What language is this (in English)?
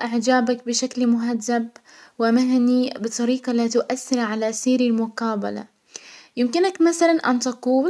Hijazi Arabic